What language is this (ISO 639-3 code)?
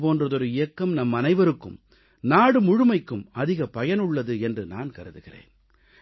tam